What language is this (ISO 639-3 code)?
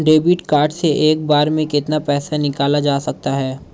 hin